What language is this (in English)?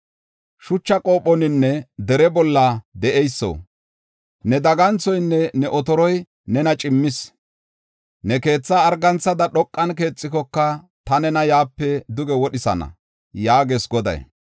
Gofa